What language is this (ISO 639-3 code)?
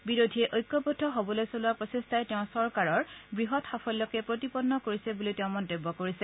asm